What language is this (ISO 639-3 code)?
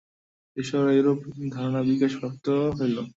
ben